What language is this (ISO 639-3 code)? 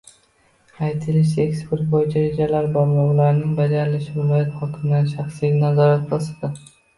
uzb